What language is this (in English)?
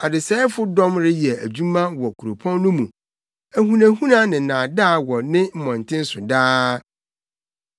Akan